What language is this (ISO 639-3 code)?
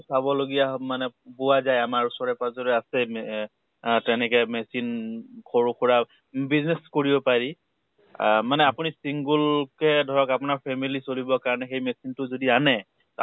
asm